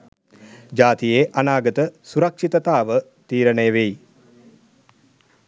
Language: Sinhala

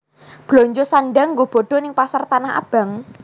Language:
Javanese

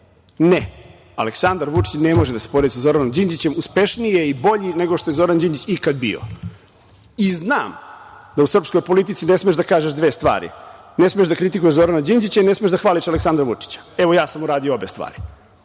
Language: Serbian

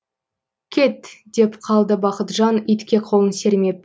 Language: Kazakh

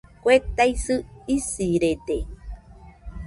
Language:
Nüpode Huitoto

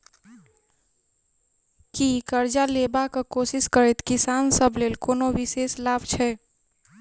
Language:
Maithili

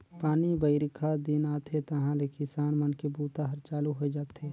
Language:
Chhattisgarhi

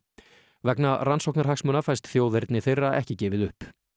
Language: Icelandic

